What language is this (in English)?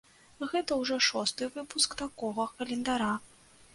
Belarusian